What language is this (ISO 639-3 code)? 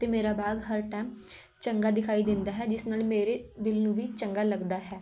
pan